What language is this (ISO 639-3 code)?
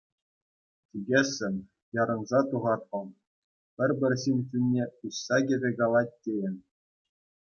chv